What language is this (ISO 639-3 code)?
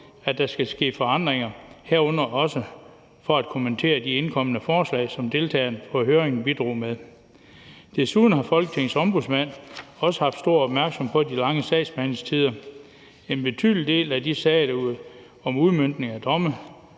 dan